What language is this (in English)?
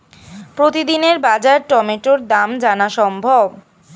Bangla